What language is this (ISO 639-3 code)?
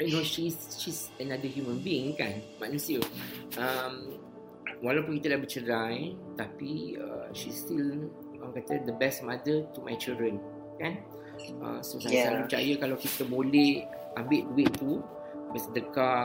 msa